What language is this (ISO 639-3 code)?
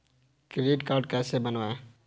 hin